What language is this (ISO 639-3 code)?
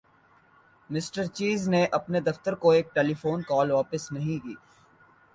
urd